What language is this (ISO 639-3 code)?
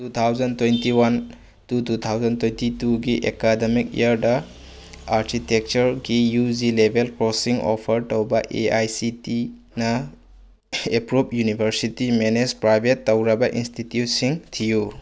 mni